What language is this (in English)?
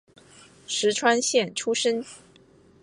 Chinese